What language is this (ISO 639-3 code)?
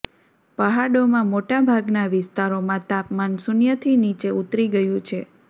guj